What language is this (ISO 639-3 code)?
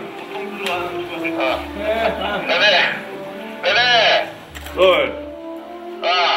kor